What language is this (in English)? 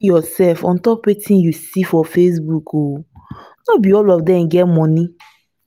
Nigerian Pidgin